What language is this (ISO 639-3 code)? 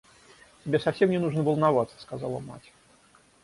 rus